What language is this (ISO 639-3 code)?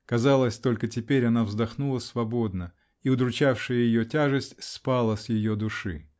rus